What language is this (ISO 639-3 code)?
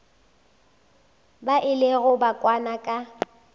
nso